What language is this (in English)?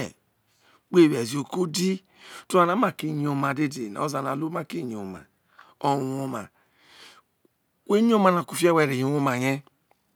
Isoko